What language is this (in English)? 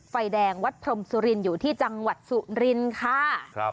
Thai